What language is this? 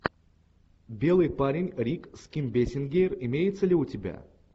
Russian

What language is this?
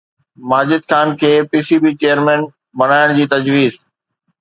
Sindhi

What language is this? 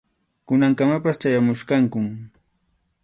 Arequipa-La Unión Quechua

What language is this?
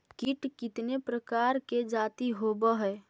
Magahi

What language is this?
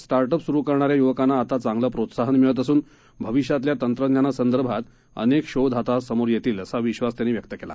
Marathi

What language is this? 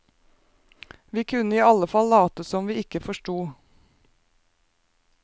Norwegian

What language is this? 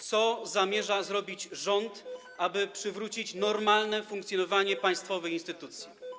Polish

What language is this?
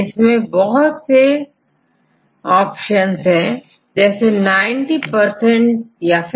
Hindi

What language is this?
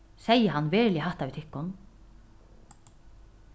Faroese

